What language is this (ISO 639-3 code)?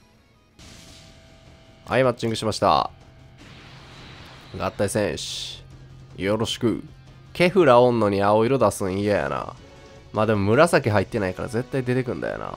jpn